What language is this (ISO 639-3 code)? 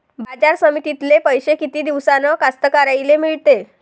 mar